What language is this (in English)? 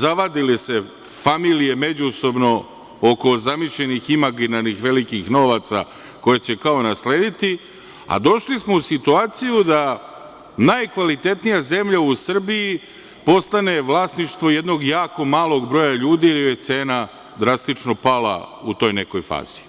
Serbian